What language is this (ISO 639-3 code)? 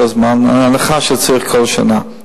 heb